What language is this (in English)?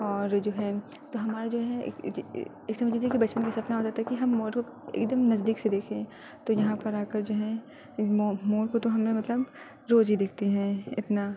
Urdu